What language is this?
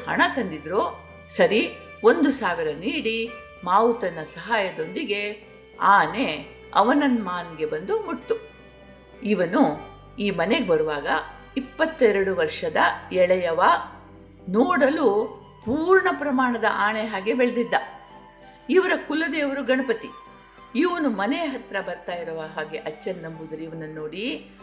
Kannada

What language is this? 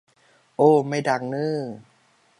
Thai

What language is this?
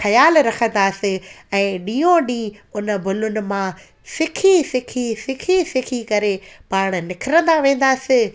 Sindhi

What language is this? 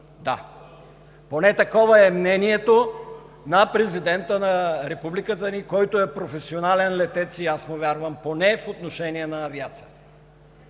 Bulgarian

